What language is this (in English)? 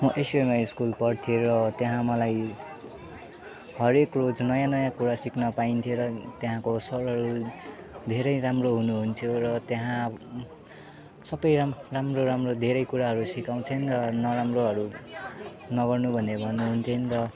Nepali